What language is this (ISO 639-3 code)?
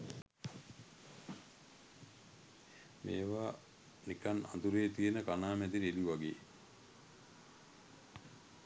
sin